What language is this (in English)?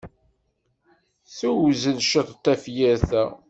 Kabyle